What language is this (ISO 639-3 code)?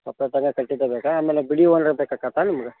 kan